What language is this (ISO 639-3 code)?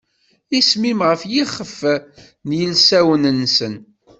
kab